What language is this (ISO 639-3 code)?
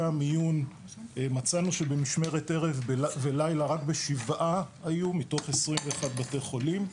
heb